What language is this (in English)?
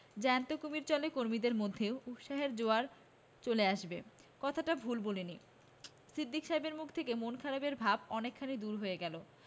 Bangla